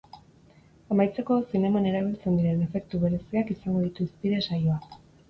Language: Basque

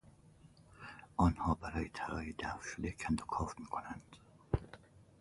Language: Persian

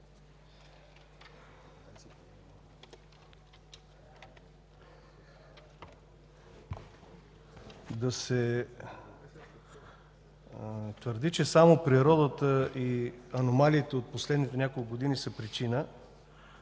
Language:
Bulgarian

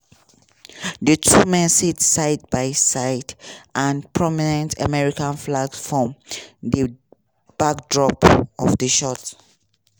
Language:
Nigerian Pidgin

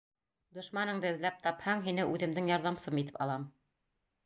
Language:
Bashkir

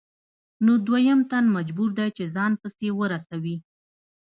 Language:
Pashto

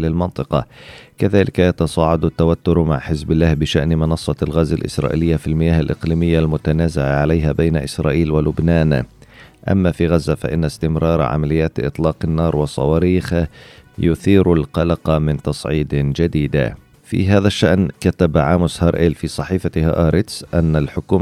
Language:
Arabic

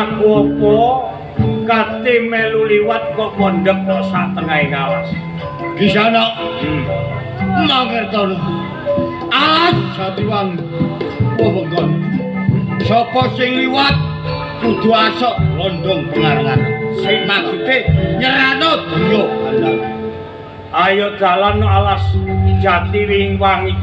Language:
Indonesian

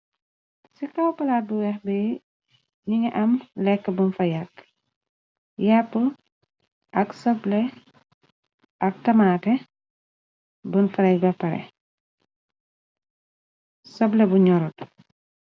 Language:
Wolof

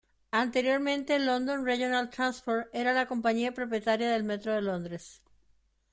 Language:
Spanish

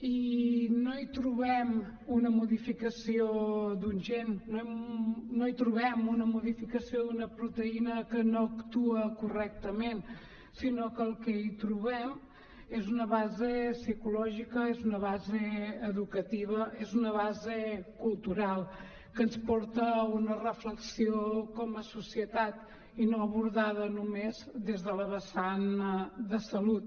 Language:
Catalan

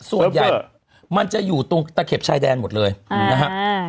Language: Thai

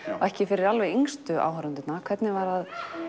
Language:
Icelandic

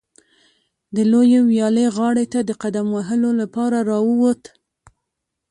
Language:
Pashto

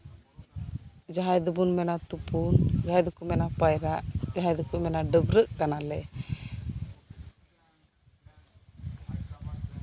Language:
Santali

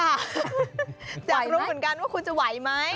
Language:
Thai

